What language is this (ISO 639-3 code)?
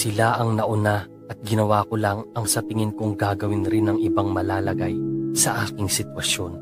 fil